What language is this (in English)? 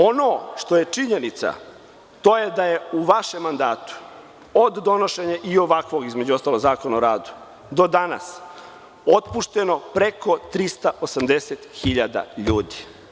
Serbian